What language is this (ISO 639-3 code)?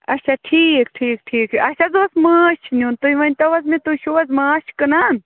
kas